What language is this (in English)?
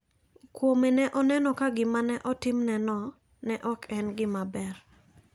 Luo (Kenya and Tanzania)